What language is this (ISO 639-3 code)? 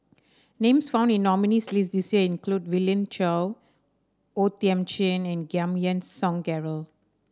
eng